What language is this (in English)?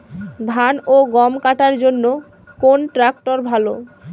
Bangla